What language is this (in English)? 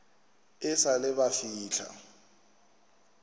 Northern Sotho